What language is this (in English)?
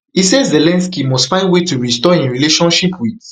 Nigerian Pidgin